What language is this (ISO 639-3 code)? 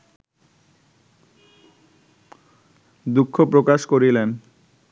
ben